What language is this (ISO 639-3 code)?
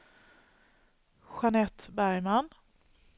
swe